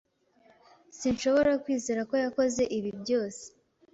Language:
Kinyarwanda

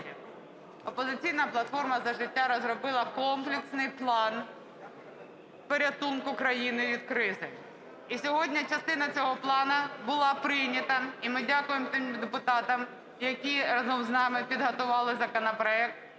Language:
Ukrainian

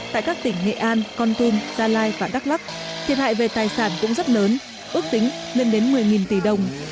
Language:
Vietnamese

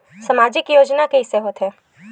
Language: Chhattisgarhi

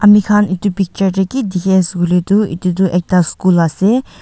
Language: Naga Pidgin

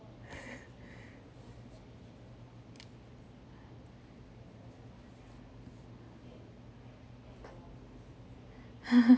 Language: English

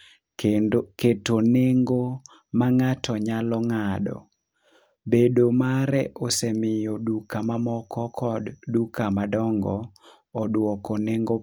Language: Luo (Kenya and Tanzania)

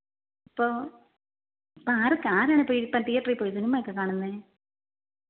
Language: Malayalam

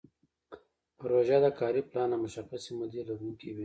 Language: Pashto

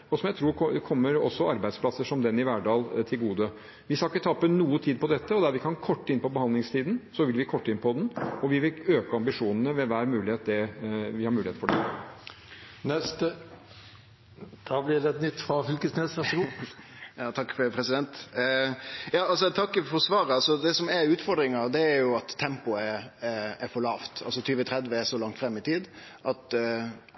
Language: Norwegian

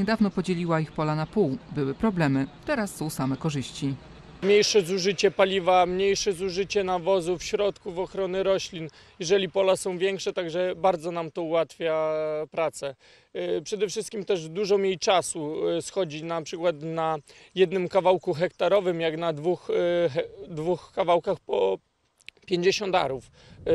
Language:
Polish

